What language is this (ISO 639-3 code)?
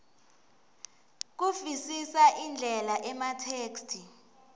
ssw